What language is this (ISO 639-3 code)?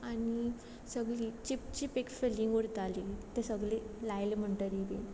kok